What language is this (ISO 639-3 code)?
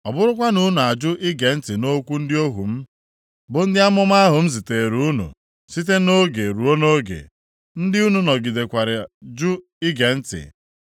ibo